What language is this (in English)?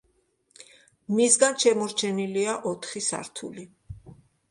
Georgian